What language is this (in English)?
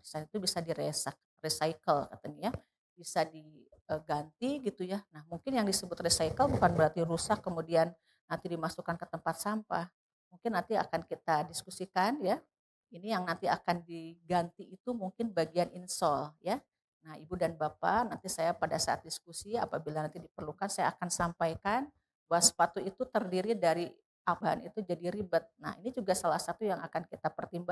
Indonesian